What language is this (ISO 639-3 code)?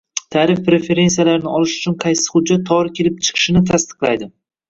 uzb